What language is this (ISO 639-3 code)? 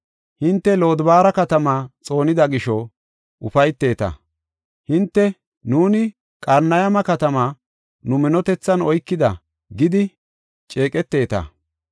gof